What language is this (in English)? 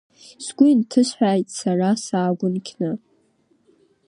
Abkhazian